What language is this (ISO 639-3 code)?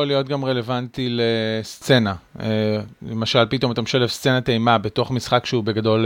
heb